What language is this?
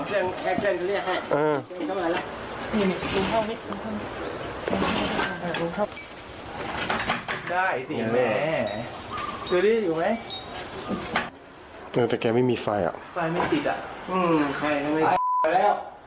Thai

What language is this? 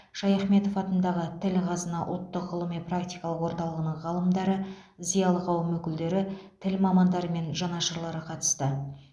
Kazakh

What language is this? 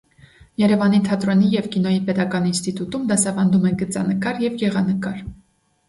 Armenian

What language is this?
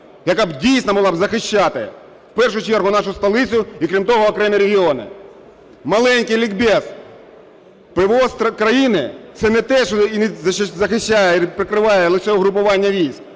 Ukrainian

